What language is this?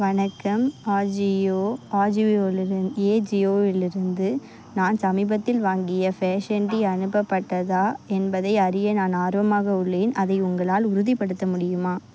Tamil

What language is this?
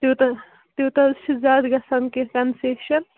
Kashmiri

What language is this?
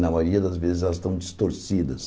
Portuguese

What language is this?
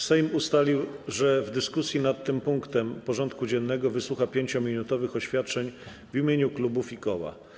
Polish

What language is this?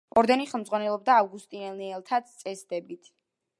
Georgian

